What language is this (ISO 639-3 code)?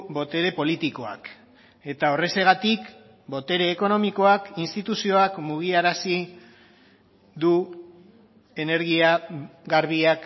eus